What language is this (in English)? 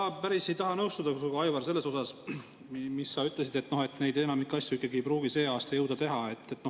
Estonian